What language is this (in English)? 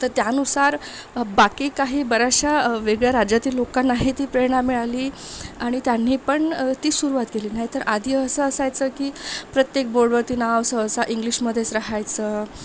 Marathi